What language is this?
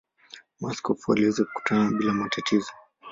Swahili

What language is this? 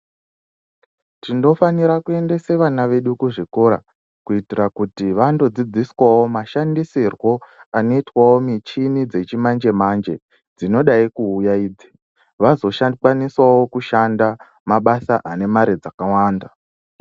Ndau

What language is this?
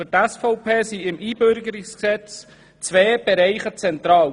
Swiss German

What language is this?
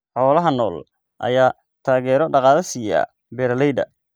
Somali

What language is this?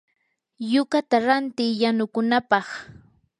Yanahuanca Pasco Quechua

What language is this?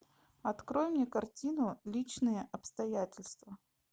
Russian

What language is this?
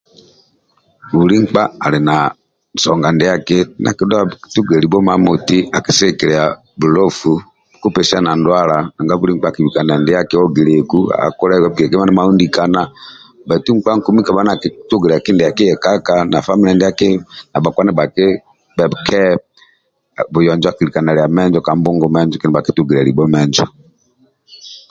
Amba (Uganda)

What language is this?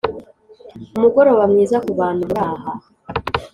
Kinyarwanda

